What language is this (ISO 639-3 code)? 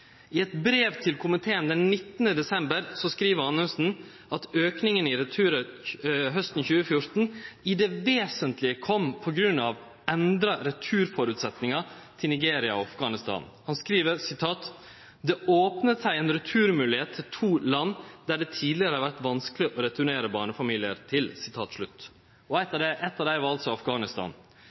nno